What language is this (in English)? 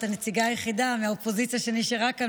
Hebrew